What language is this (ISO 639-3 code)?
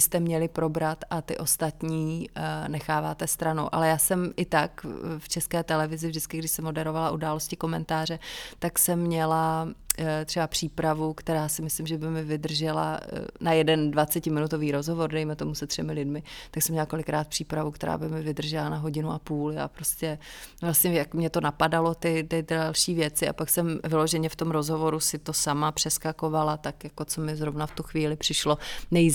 ces